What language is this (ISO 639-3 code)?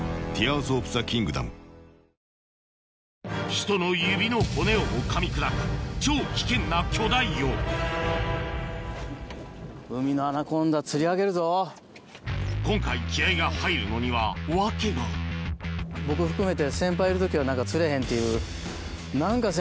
jpn